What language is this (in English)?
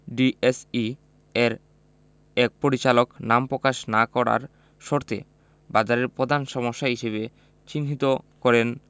Bangla